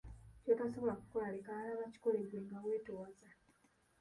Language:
Ganda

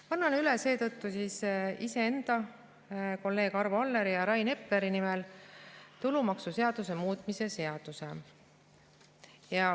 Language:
Estonian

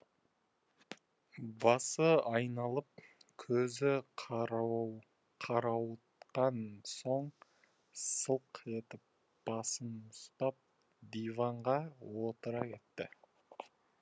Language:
Kazakh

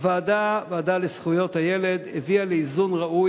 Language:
Hebrew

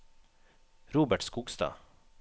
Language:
Norwegian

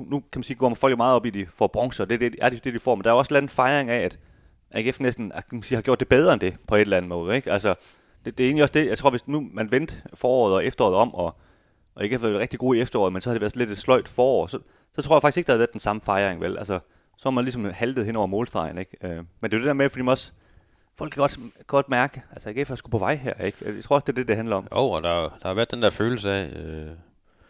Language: Danish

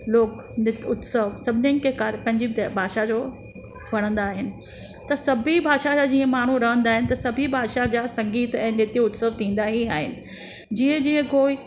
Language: Sindhi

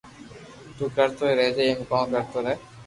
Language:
Loarki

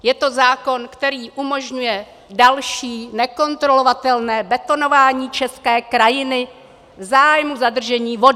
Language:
Czech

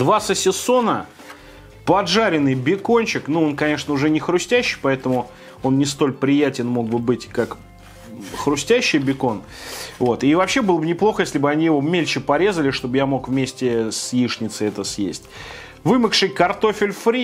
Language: Russian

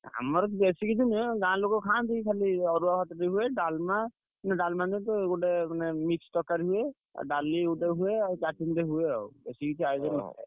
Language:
Odia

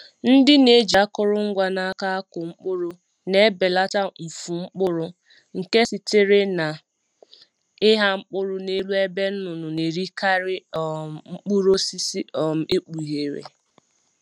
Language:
Igbo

